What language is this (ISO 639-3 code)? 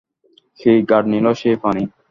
ben